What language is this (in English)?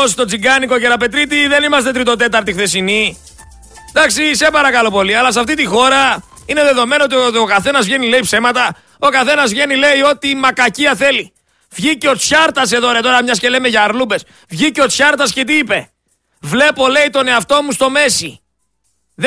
Greek